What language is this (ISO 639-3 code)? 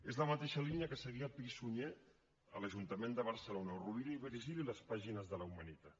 cat